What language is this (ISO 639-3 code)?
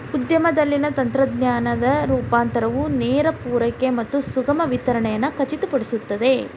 kan